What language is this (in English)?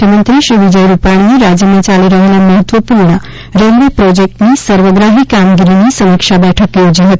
Gujarati